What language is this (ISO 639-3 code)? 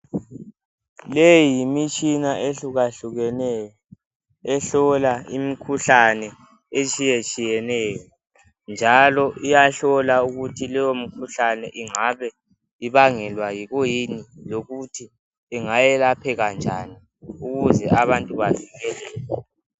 nde